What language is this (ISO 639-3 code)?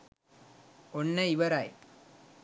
sin